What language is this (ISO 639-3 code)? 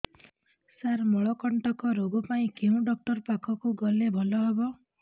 ori